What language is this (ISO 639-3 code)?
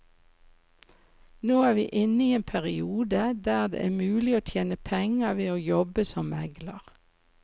nor